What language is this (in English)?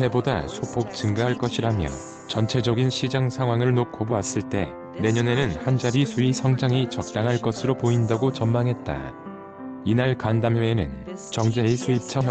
Korean